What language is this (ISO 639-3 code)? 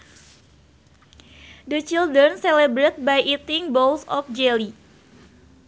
sun